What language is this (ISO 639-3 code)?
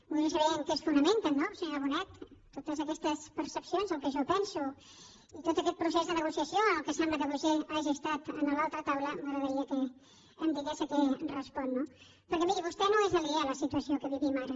cat